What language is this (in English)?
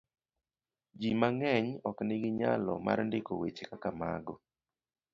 Luo (Kenya and Tanzania)